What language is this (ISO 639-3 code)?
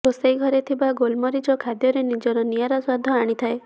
ori